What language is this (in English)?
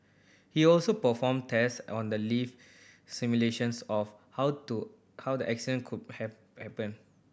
English